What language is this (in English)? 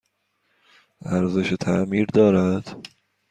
Persian